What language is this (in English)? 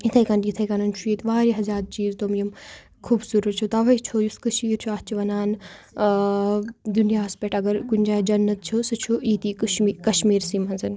Kashmiri